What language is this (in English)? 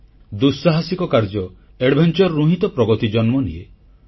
Odia